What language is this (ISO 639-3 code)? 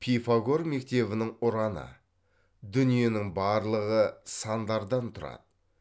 kaz